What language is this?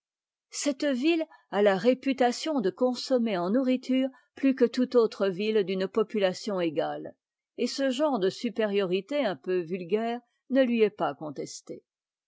French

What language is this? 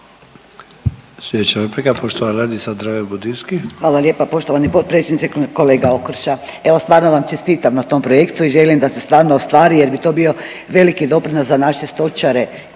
Croatian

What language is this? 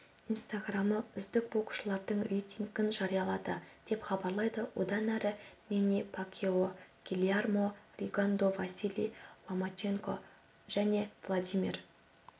Kazakh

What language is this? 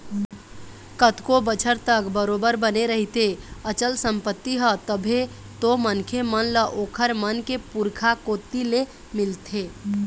Chhattisgarhi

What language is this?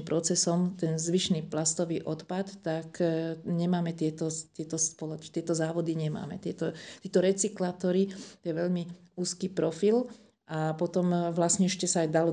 Slovak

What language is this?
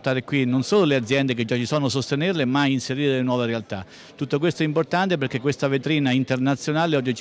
Italian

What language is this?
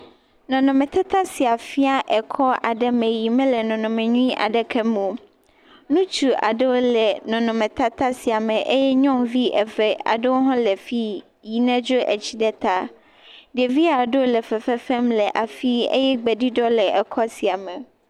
Ewe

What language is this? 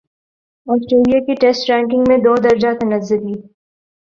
Urdu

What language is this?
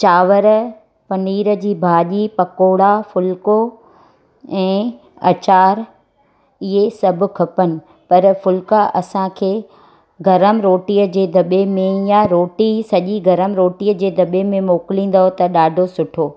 Sindhi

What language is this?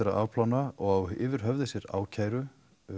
Icelandic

